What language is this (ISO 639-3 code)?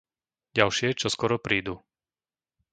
slk